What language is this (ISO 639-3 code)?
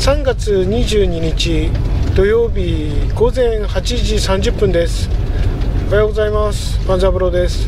jpn